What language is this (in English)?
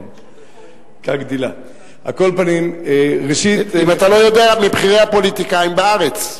Hebrew